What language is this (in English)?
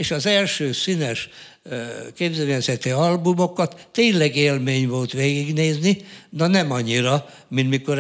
Hungarian